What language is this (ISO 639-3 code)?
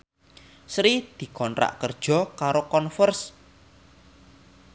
jav